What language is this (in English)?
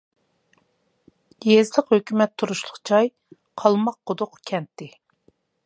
Uyghur